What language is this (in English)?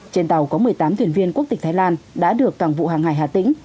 Vietnamese